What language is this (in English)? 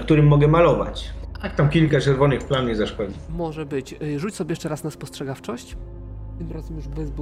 Polish